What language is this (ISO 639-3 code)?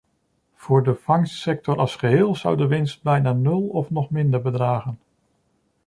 nld